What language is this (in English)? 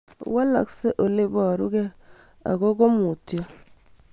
Kalenjin